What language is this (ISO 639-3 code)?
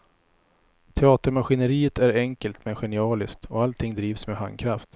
swe